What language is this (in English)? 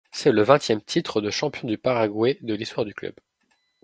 French